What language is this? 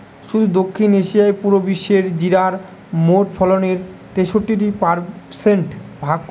Bangla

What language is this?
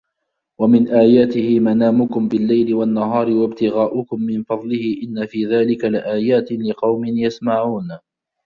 Arabic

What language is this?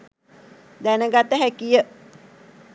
Sinhala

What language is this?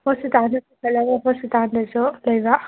Manipuri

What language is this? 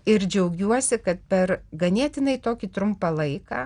Lithuanian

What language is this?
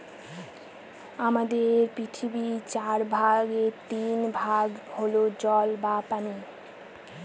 Bangla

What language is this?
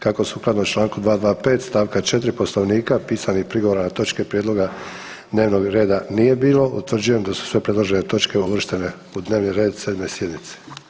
Croatian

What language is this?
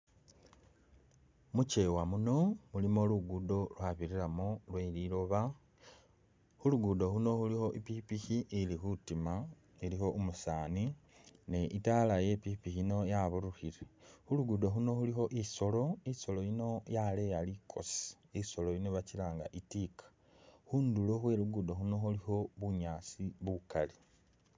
Masaaba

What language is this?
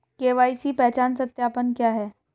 Hindi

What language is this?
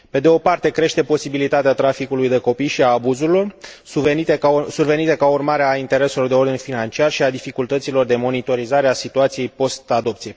Romanian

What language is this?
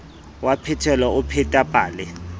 Southern Sotho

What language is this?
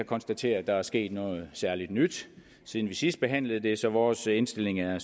Danish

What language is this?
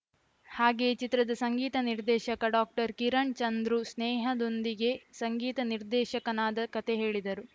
Kannada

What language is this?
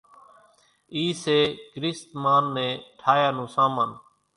Kachi Koli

